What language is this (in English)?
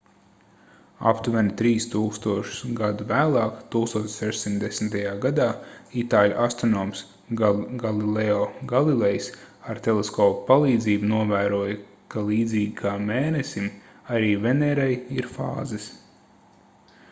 Latvian